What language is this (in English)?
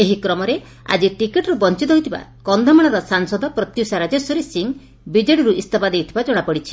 Odia